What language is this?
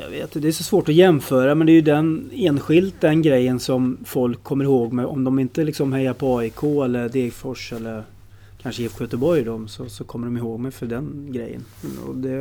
Swedish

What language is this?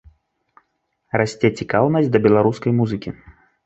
Belarusian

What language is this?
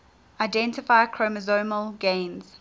English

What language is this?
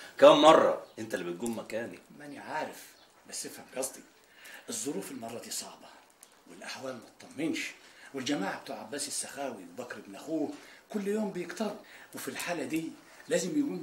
Arabic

